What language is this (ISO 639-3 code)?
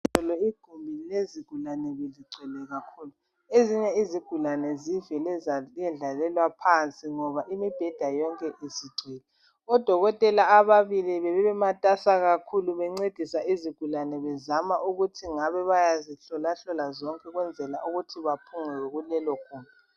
nde